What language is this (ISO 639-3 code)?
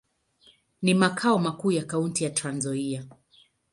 swa